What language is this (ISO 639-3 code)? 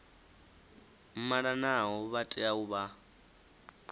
ven